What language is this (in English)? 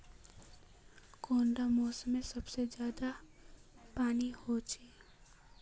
Magahi